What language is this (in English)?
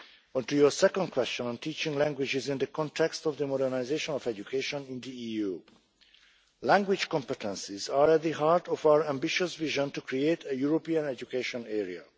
English